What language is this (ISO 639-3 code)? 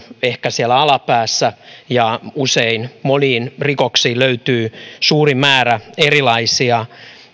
fin